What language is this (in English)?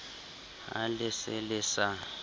Southern Sotho